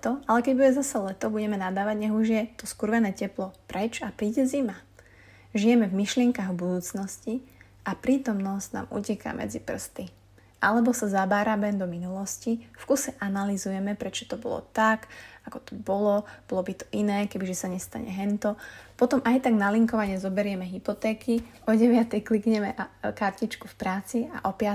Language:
Slovak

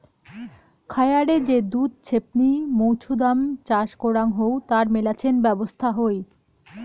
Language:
Bangla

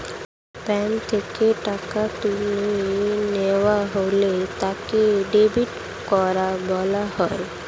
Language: Bangla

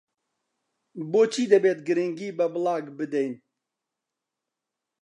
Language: Central Kurdish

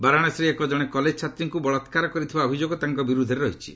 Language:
Odia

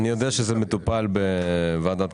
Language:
Hebrew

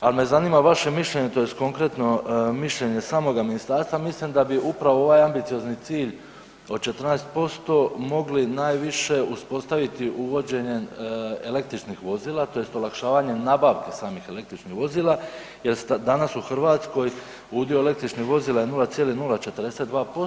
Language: Croatian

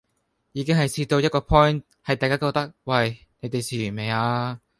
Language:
Cantonese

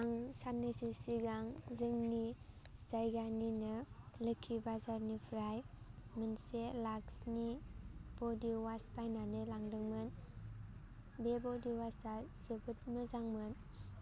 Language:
Bodo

